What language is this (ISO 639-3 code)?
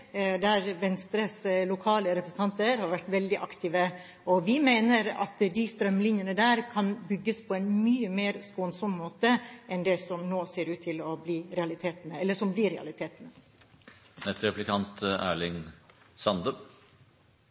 nor